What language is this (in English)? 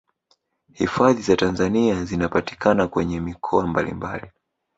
Swahili